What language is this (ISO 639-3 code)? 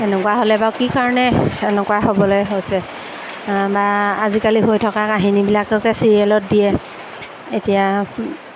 asm